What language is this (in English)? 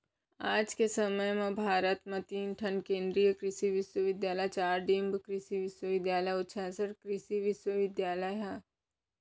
Chhattisgarhi